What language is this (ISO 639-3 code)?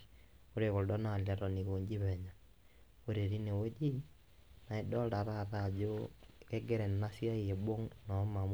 mas